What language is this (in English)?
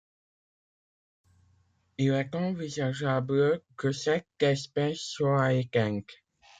French